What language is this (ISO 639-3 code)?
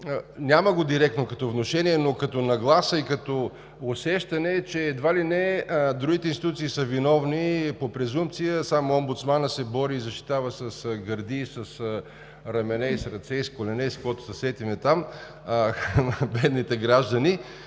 bul